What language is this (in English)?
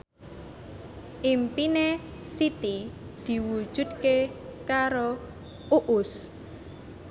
Javanese